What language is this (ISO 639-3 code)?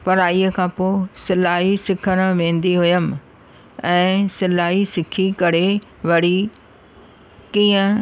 snd